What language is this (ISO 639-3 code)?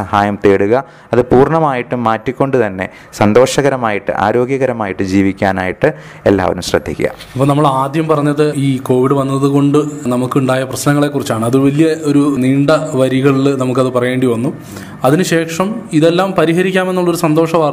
mal